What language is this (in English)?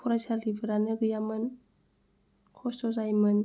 Bodo